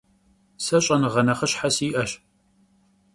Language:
Kabardian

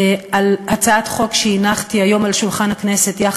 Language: Hebrew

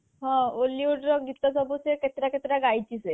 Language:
Odia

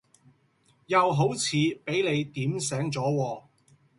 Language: Cantonese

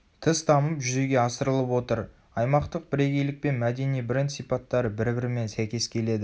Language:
Kazakh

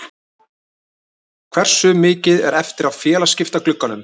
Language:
Icelandic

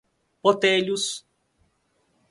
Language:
Portuguese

